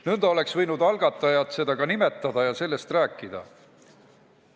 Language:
Estonian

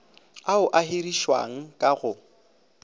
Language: Northern Sotho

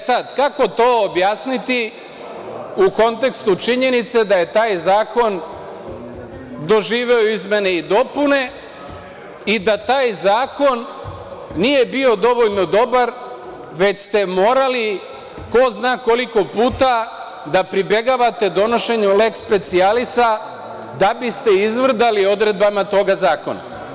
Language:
Serbian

